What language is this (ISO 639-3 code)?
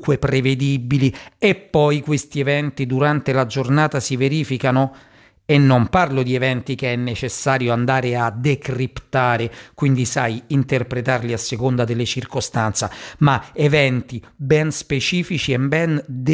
ita